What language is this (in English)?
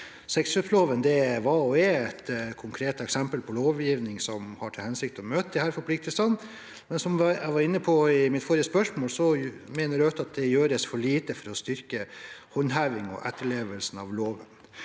Norwegian